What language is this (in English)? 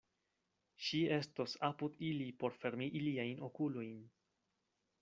Esperanto